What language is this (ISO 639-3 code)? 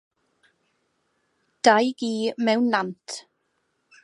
cym